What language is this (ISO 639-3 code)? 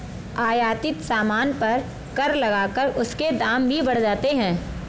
hin